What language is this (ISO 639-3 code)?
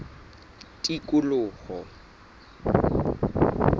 sot